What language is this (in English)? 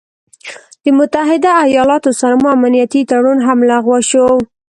Pashto